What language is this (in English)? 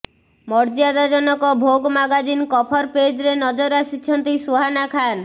Odia